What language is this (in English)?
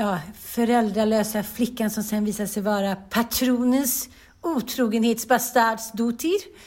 Swedish